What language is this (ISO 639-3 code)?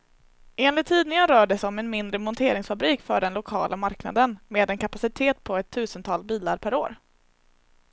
swe